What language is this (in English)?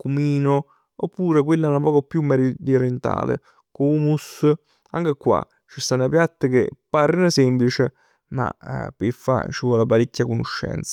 Neapolitan